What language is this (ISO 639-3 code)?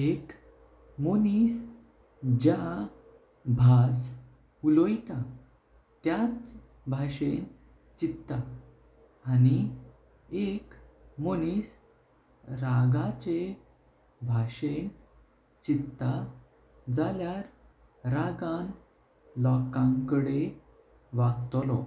kok